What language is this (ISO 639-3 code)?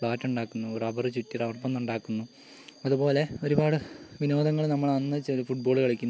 mal